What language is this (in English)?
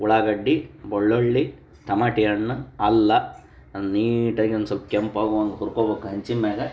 Kannada